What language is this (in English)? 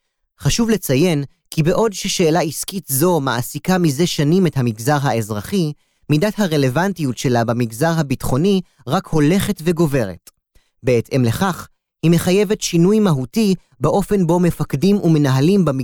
Hebrew